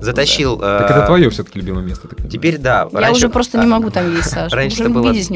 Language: Russian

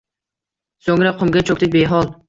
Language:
Uzbek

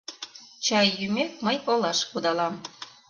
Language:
Mari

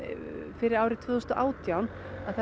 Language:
Icelandic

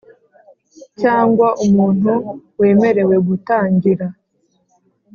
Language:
Kinyarwanda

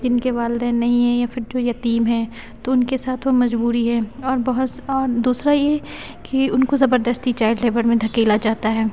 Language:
Urdu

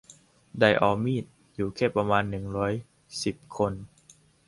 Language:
Thai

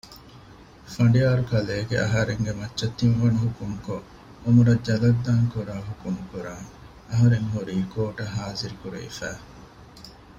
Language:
Divehi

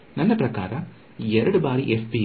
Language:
Kannada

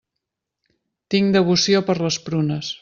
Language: Catalan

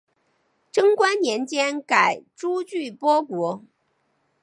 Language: Chinese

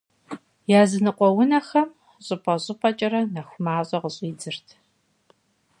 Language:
Kabardian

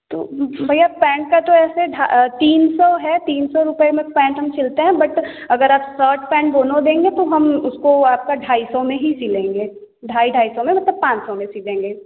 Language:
Hindi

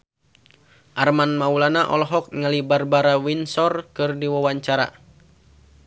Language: Sundanese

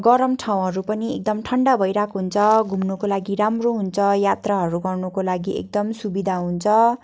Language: Nepali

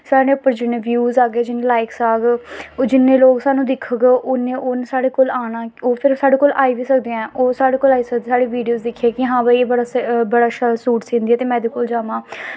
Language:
Dogri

